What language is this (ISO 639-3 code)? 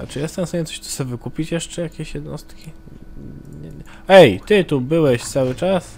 pol